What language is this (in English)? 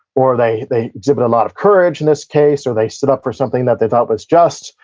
English